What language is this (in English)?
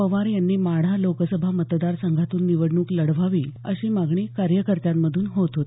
Marathi